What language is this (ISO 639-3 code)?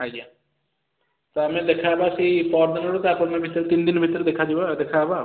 ori